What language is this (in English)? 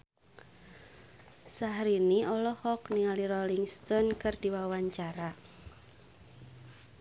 Sundanese